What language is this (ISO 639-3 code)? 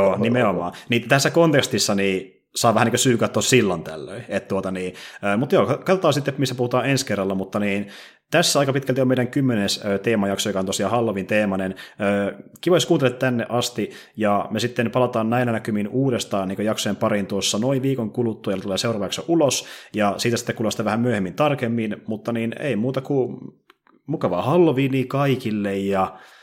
fin